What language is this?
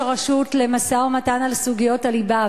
Hebrew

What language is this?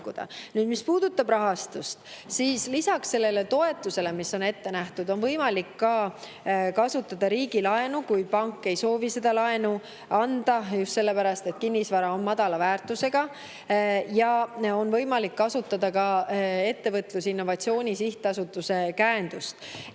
Estonian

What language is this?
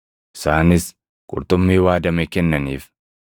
Oromo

